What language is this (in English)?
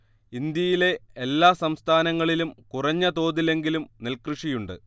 Malayalam